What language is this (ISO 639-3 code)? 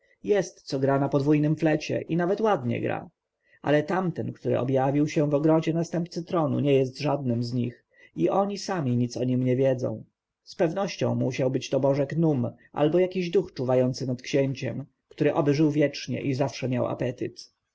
pol